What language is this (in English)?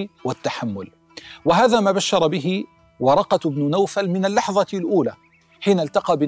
Arabic